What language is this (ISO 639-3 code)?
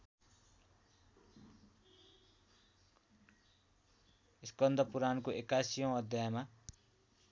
nep